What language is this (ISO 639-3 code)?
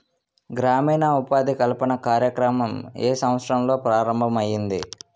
tel